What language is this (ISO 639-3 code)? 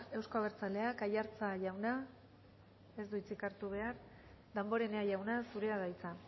eus